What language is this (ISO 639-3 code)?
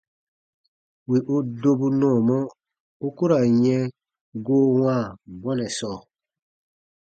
bba